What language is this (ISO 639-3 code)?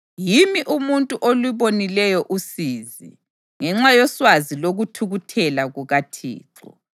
nde